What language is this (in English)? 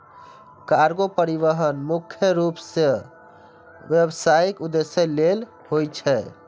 Maithili